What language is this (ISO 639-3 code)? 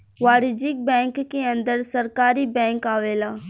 bho